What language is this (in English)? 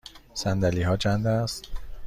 Persian